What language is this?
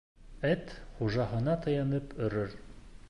Bashkir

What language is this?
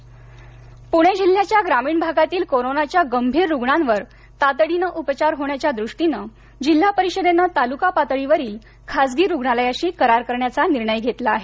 Marathi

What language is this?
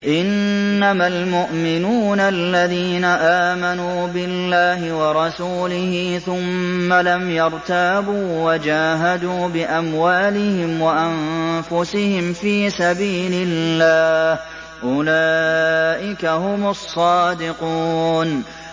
Arabic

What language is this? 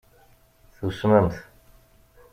Kabyle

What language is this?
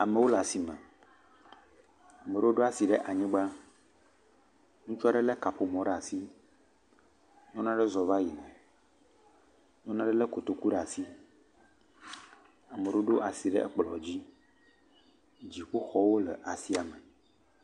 Ewe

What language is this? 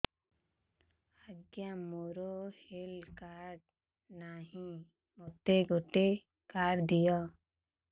Odia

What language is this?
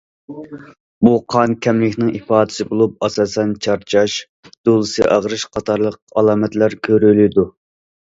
Uyghur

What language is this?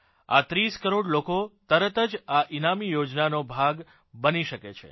Gujarati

